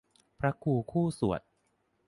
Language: Thai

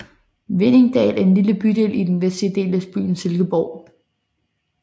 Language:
Danish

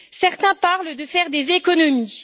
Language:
French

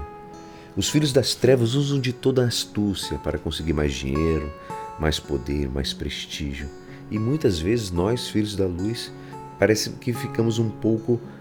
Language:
Portuguese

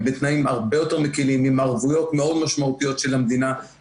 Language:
Hebrew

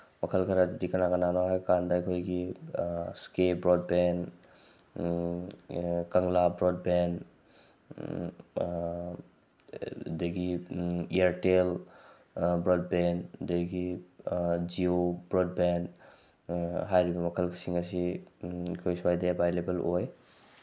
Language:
Manipuri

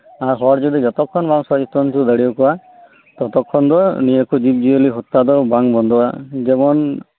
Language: Santali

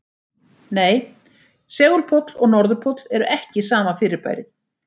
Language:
Icelandic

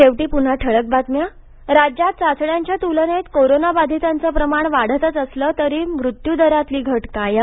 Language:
Marathi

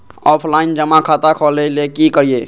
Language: Magahi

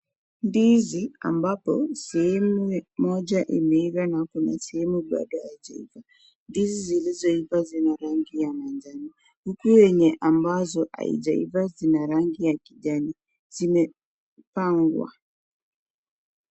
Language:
Swahili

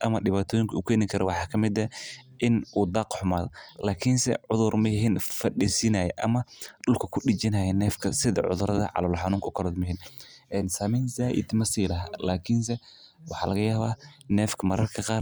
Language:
Somali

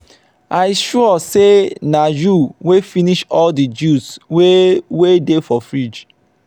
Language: Nigerian Pidgin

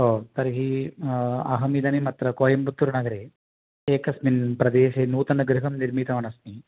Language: Sanskrit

